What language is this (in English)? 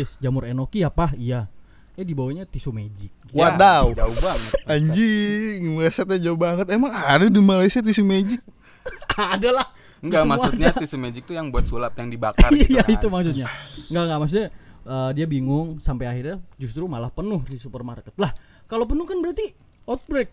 Indonesian